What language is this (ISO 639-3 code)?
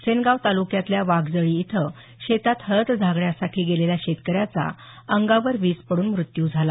mar